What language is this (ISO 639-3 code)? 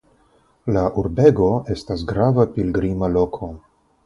epo